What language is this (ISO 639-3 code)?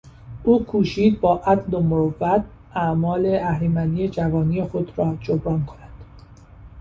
fas